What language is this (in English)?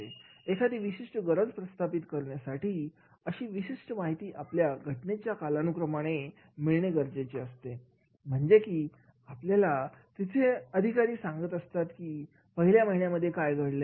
Marathi